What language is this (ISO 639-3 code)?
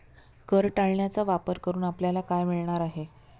mar